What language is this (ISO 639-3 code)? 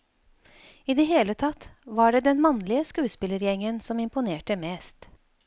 nor